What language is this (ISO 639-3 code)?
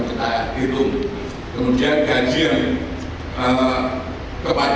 ind